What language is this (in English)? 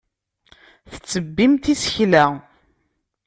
Kabyle